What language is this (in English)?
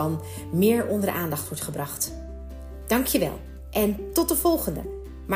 Dutch